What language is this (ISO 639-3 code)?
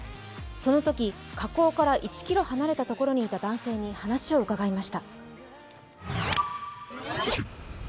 jpn